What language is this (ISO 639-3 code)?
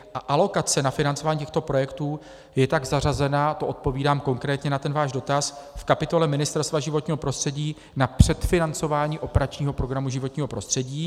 ces